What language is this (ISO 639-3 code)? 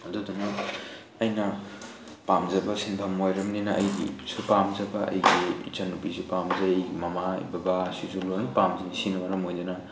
mni